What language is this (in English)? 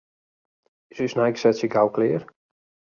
Western Frisian